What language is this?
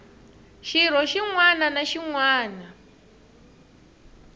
Tsonga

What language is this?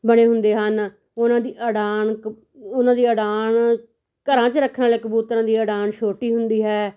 Punjabi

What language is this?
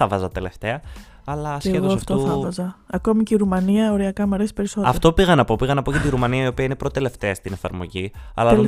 Greek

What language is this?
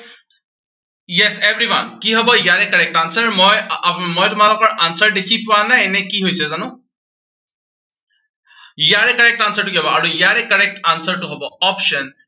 Assamese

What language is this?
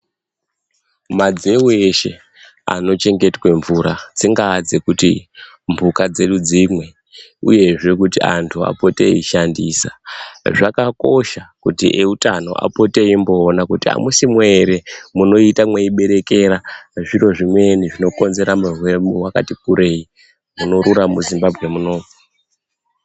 Ndau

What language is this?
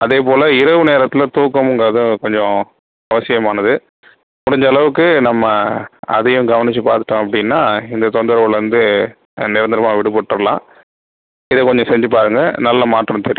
Tamil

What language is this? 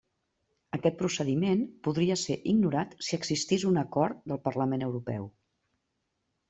Catalan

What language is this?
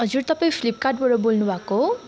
Nepali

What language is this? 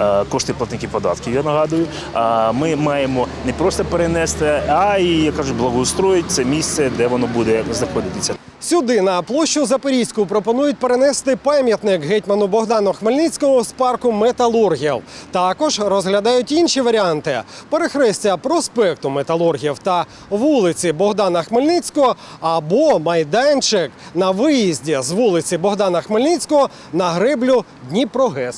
Ukrainian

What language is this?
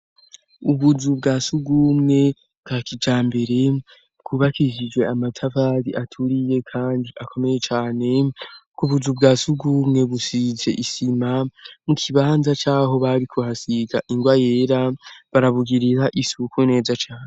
Rundi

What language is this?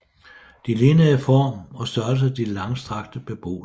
Danish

